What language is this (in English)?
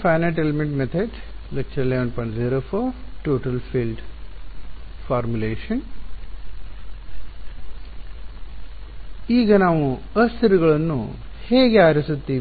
Kannada